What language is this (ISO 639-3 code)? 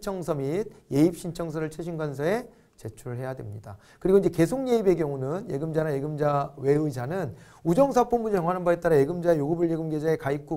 kor